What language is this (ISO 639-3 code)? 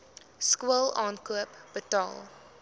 afr